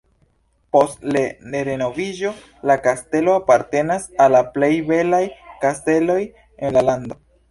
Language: Esperanto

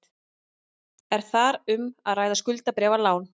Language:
Icelandic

